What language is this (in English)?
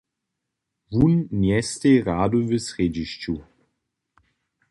Upper Sorbian